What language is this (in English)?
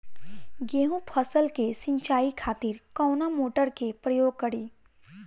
Bhojpuri